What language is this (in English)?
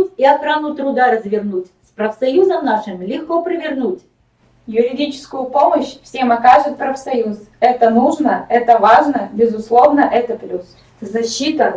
Russian